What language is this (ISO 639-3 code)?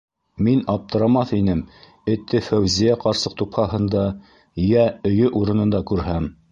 bak